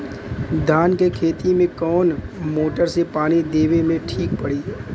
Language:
Bhojpuri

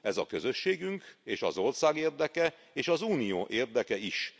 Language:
Hungarian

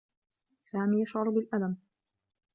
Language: Arabic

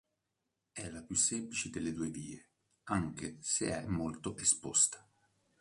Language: Italian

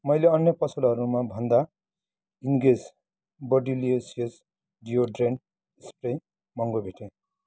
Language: Nepali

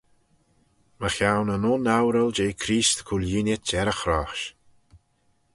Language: Manx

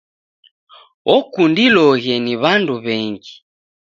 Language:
Taita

